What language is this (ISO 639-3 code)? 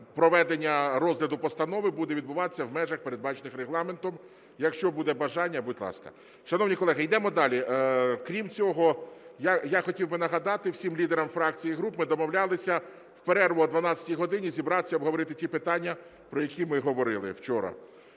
ukr